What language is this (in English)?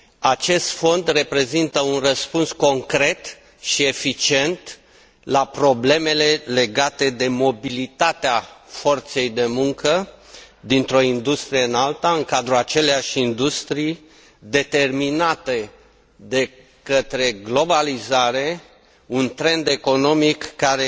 Romanian